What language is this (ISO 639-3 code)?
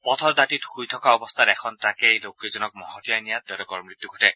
asm